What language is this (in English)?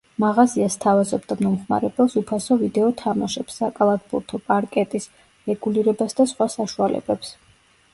Georgian